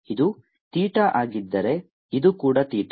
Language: Kannada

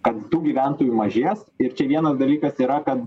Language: Lithuanian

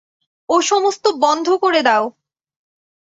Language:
Bangla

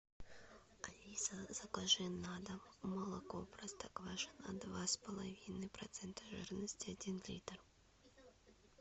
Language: Russian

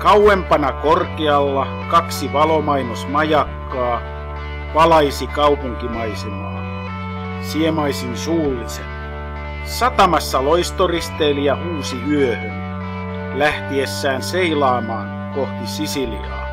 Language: Finnish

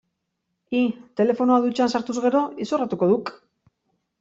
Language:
Basque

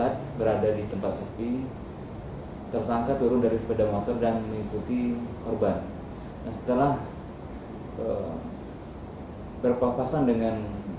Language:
Indonesian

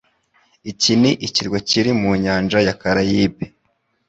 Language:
Kinyarwanda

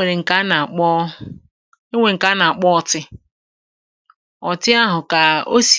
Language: Igbo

